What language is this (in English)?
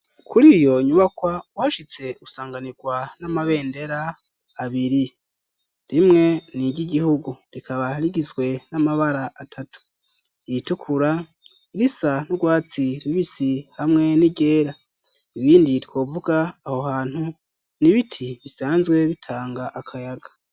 Rundi